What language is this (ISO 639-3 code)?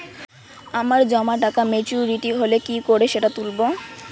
ben